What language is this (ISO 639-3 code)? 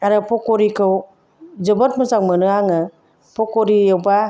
brx